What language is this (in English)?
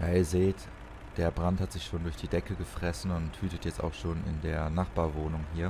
German